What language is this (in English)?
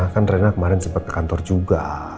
Indonesian